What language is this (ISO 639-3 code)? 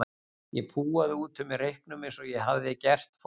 isl